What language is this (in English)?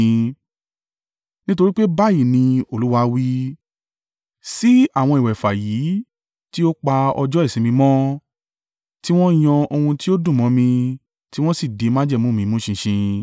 Yoruba